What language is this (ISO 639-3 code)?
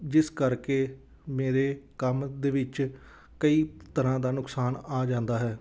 pan